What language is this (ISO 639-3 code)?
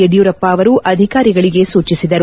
kan